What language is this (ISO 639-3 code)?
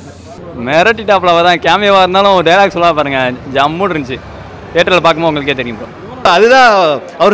kor